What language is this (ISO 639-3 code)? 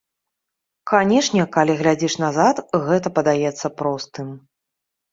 bel